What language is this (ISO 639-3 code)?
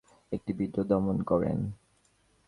ben